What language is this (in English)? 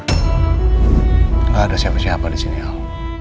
Indonesian